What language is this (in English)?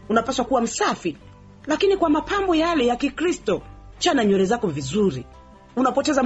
Swahili